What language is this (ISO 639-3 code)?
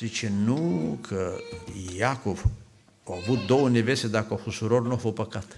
ron